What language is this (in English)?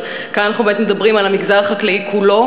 Hebrew